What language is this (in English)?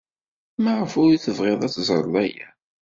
Kabyle